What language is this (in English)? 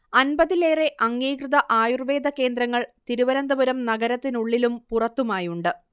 Malayalam